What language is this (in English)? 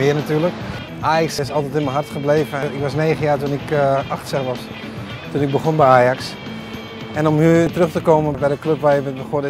Dutch